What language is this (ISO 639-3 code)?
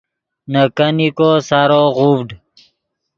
ydg